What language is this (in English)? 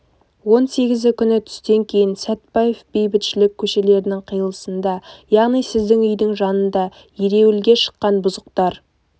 Kazakh